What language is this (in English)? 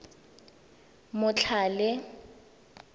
Tswana